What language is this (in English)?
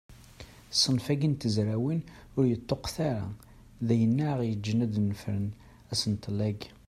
Kabyle